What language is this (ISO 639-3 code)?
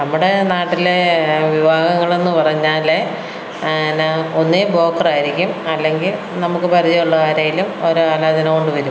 mal